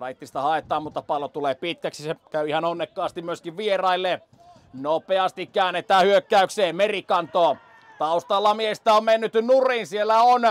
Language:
Finnish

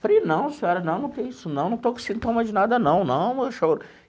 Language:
Portuguese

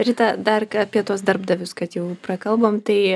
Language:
Lithuanian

